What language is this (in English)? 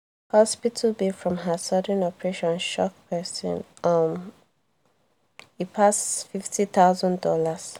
Nigerian Pidgin